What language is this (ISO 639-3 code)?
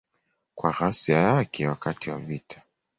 swa